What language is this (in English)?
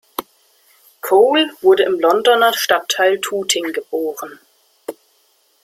German